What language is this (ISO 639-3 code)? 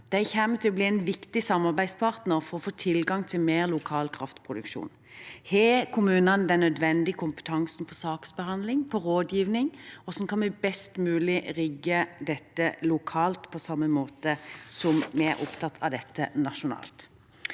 nor